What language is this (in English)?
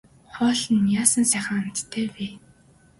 Mongolian